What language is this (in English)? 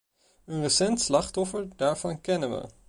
Dutch